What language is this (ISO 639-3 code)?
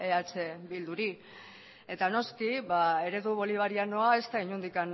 eus